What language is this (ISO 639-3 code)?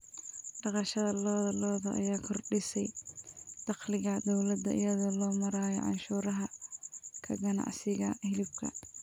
som